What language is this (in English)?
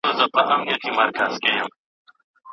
Pashto